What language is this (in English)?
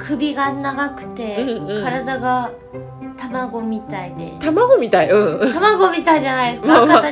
Japanese